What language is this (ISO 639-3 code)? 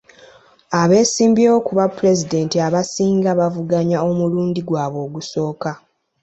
lug